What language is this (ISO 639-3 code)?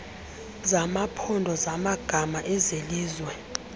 xho